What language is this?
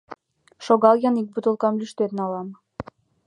Mari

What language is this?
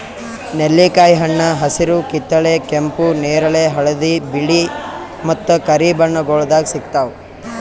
Kannada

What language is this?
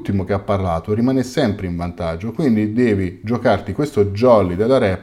Italian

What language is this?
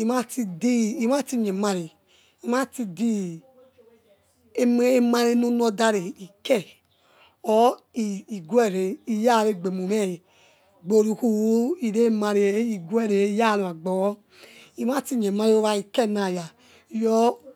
Yekhee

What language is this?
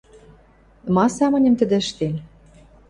Western Mari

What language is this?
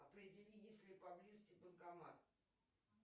Russian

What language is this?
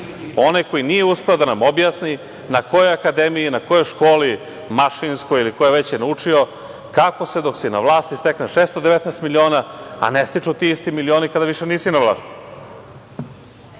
Serbian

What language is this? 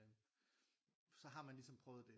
Danish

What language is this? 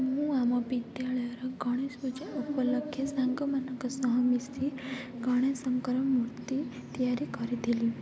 Odia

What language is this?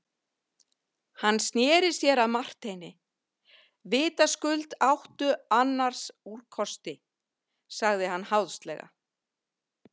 Icelandic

